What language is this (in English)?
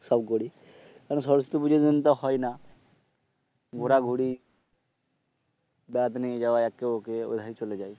Bangla